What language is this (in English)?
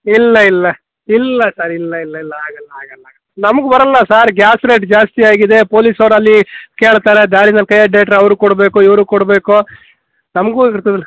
Kannada